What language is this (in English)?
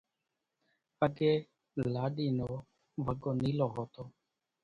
Kachi Koli